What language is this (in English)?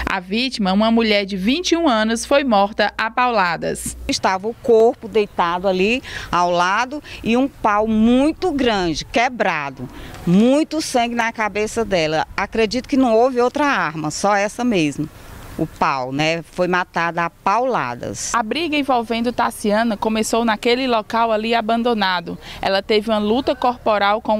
Portuguese